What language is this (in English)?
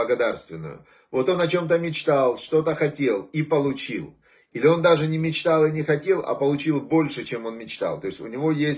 Russian